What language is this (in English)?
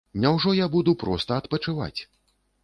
Belarusian